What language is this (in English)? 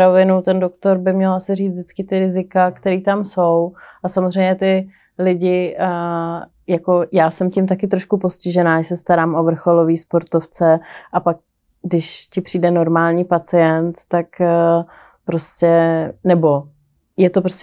Czech